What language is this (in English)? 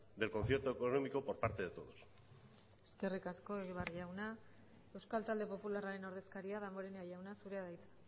Basque